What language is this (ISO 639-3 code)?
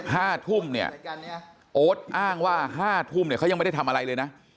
tha